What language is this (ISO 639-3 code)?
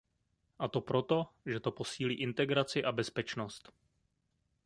ces